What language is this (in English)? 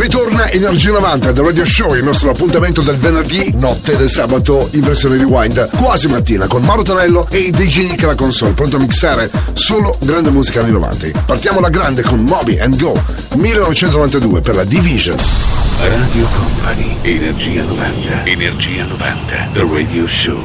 Italian